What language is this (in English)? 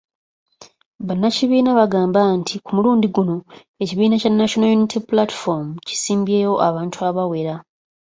Ganda